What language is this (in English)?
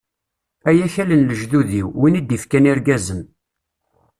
Kabyle